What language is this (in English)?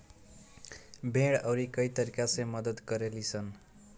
Bhojpuri